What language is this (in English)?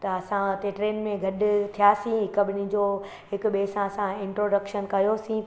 Sindhi